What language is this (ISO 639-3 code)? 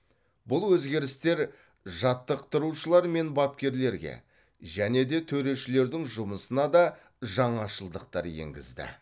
kaz